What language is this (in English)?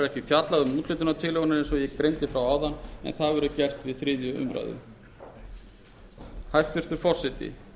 Icelandic